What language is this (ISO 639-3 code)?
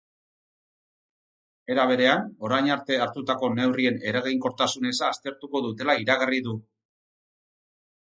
eus